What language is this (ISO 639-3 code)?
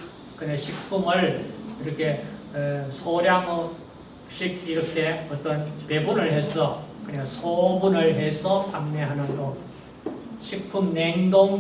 kor